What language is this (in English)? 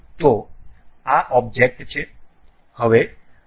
Gujarati